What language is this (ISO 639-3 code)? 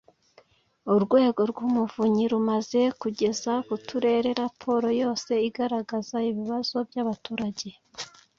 kin